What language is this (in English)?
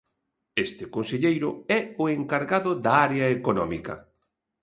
Galician